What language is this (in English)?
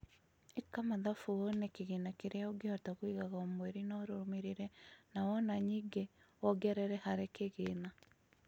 Kikuyu